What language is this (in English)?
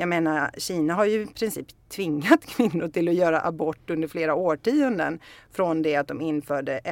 Swedish